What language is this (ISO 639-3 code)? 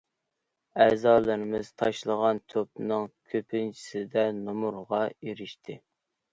uig